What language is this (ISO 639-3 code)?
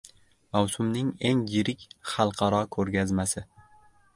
uzb